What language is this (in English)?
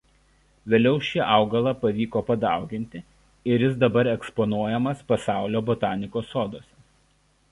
Lithuanian